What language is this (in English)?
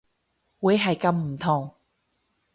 Cantonese